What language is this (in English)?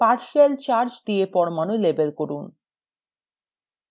Bangla